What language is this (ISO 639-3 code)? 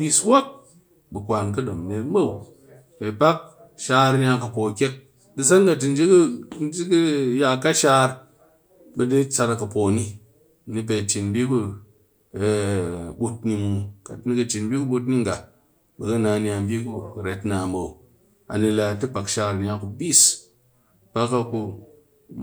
cky